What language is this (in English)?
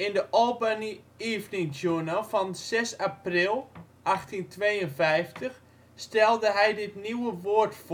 Dutch